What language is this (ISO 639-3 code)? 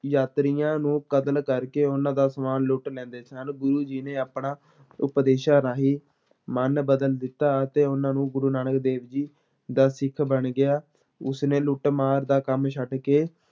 pan